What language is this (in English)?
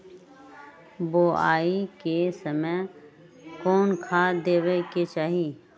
Magahi